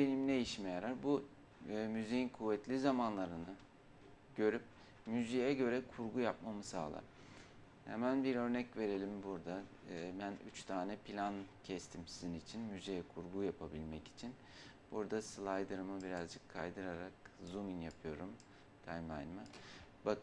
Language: Turkish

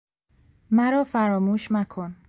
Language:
Persian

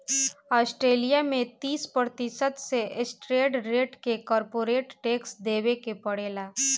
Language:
Bhojpuri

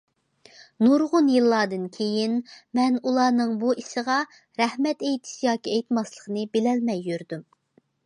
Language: Uyghur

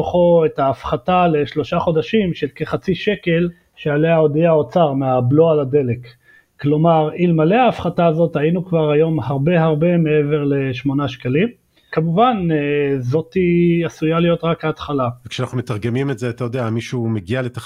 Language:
Hebrew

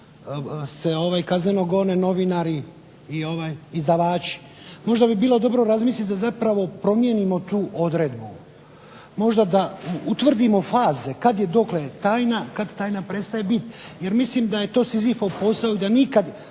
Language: Croatian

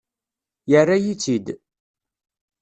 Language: Kabyle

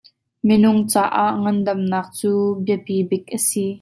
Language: Hakha Chin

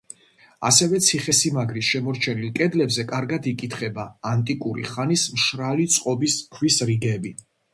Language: Georgian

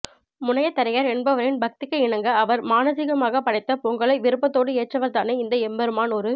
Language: Tamil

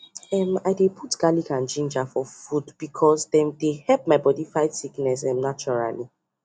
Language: Nigerian Pidgin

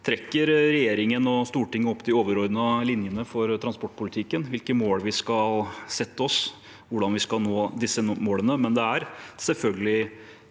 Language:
Norwegian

